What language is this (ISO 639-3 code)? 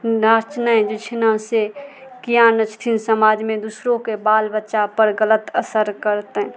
mai